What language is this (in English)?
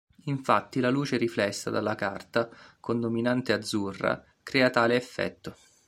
Italian